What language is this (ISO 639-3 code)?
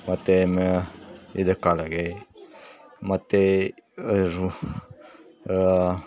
kan